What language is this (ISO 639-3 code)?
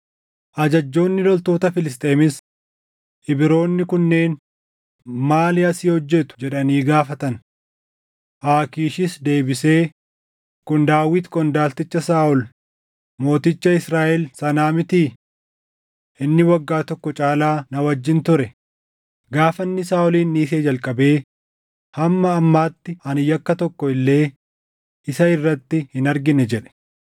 orm